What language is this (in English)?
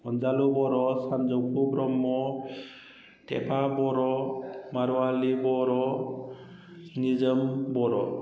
Bodo